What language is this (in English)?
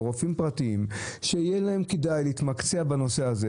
Hebrew